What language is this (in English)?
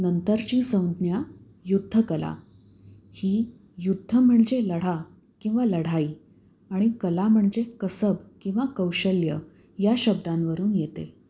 Marathi